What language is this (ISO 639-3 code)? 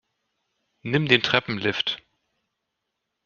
deu